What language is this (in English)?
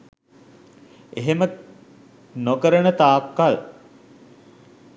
Sinhala